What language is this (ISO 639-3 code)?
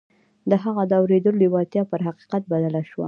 pus